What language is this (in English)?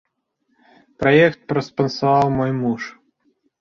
Belarusian